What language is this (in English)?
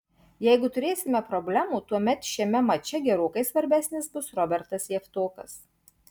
Lithuanian